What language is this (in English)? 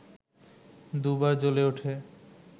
Bangla